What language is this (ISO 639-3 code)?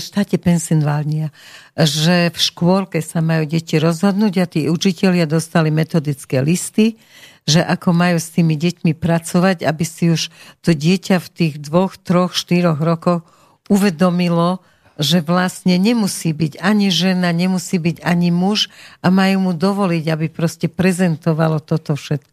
slk